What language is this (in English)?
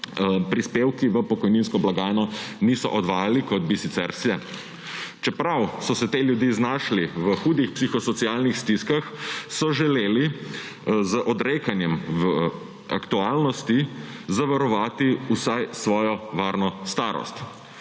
Slovenian